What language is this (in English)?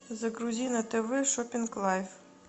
Russian